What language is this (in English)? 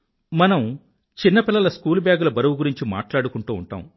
Telugu